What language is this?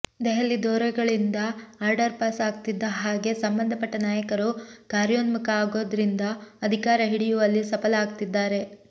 Kannada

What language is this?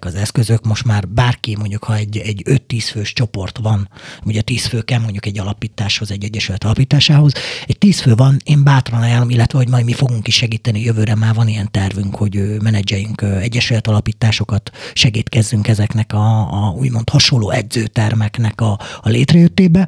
Hungarian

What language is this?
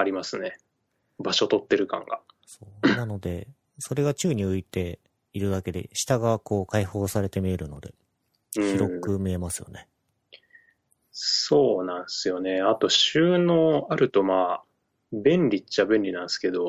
Japanese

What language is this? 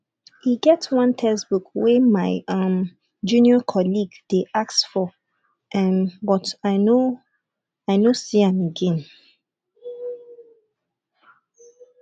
Nigerian Pidgin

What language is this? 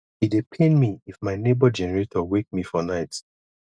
Nigerian Pidgin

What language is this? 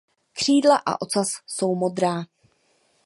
Czech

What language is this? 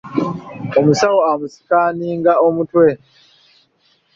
Ganda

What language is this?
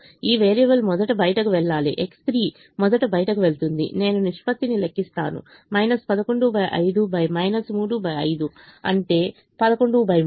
Telugu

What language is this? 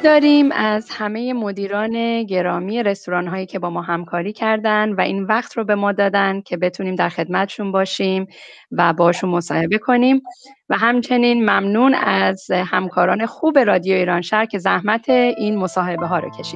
Persian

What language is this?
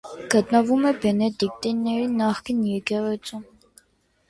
Armenian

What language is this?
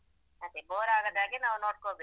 Kannada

